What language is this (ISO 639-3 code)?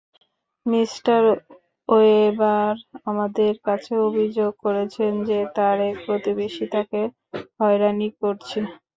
ben